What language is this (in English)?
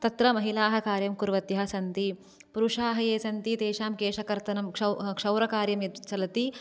Sanskrit